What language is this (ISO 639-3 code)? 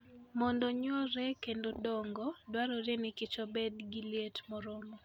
luo